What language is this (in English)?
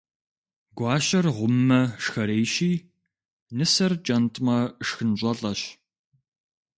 Kabardian